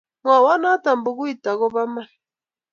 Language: Kalenjin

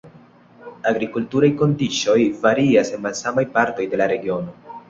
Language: Esperanto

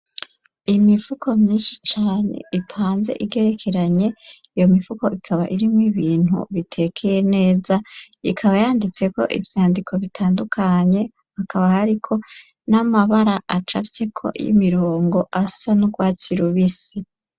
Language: Rundi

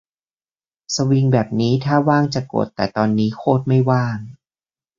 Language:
Thai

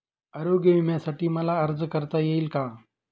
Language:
Marathi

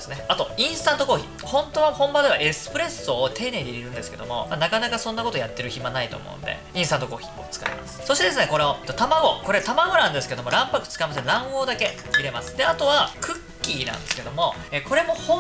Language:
Japanese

